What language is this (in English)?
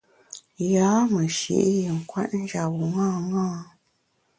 Bamun